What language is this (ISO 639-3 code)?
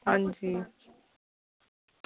doi